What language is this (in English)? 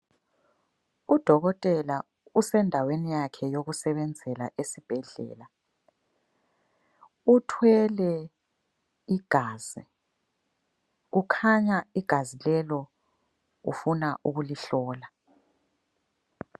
North Ndebele